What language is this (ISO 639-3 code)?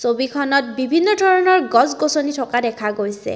asm